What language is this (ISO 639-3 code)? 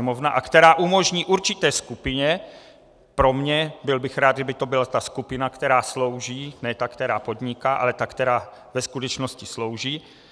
ces